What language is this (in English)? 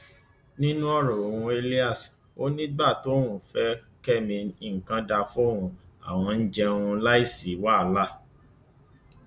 Yoruba